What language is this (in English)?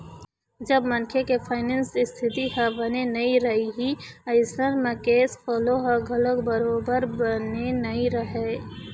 Chhattisgarhi